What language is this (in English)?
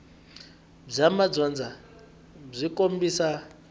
Tsonga